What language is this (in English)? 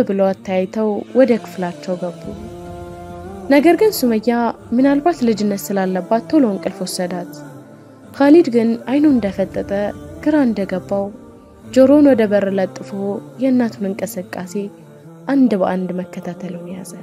Arabic